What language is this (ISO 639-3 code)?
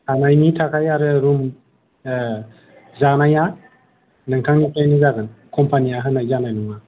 brx